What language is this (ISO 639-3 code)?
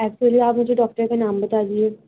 urd